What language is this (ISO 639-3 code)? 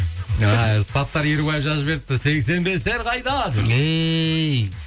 kaz